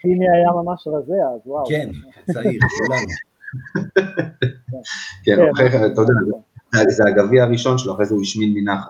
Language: Hebrew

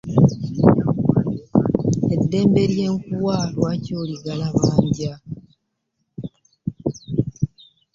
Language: Ganda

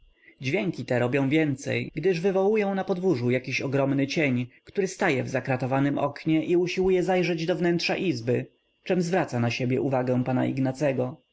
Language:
Polish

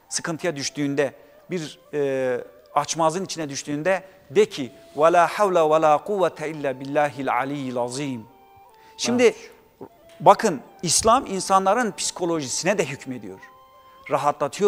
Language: Turkish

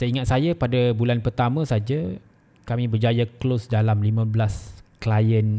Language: Malay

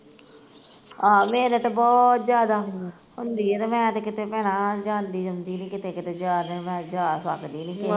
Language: Punjabi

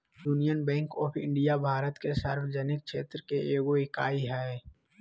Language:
Magahi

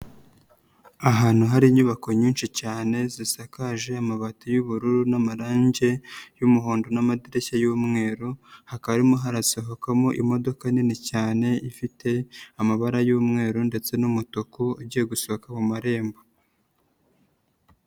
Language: Kinyarwanda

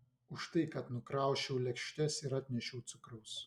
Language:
Lithuanian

